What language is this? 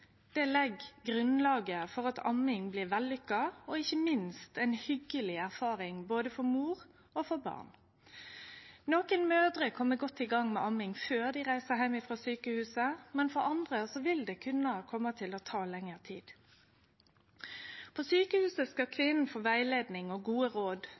Norwegian Nynorsk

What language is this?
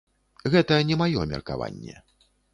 Belarusian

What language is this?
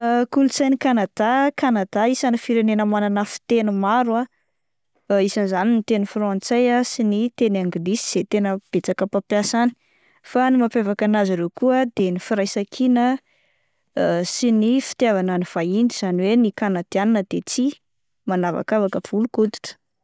Malagasy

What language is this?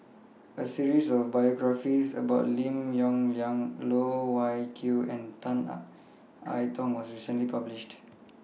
English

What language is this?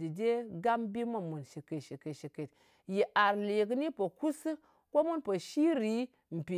Ngas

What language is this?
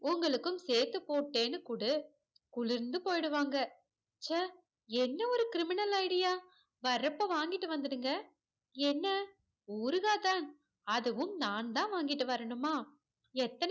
Tamil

